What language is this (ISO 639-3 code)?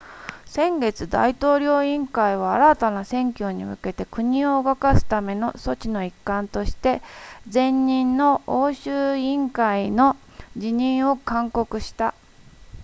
jpn